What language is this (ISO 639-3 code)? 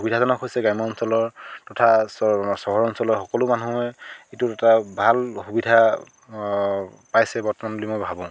asm